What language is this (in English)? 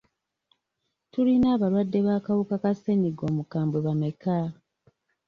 Ganda